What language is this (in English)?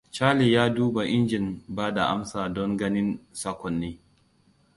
Hausa